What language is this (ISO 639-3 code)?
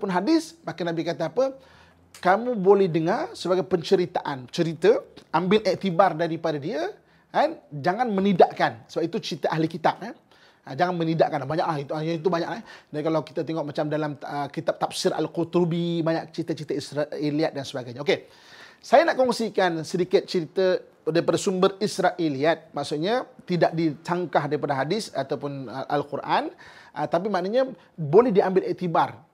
msa